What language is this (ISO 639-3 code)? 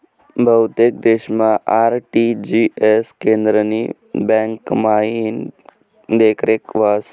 mar